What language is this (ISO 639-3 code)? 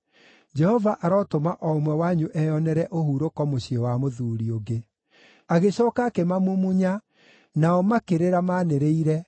kik